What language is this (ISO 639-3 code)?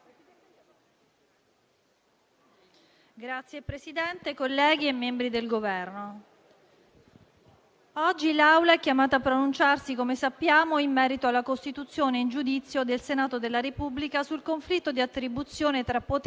ita